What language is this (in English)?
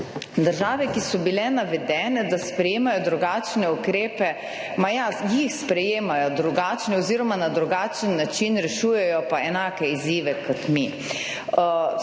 Slovenian